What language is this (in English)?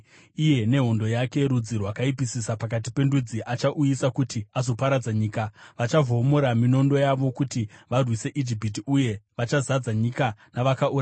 Shona